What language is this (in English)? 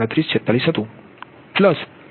Gujarati